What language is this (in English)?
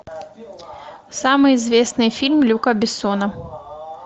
Russian